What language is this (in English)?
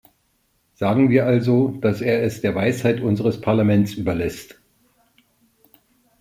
German